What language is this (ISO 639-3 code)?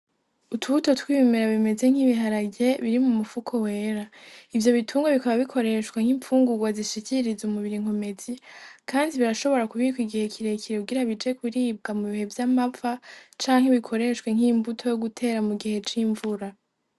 run